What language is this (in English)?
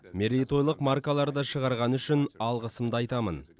Kazakh